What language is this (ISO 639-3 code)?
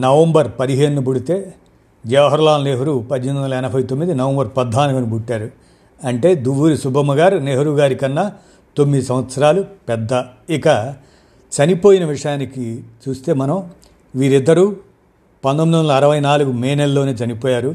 tel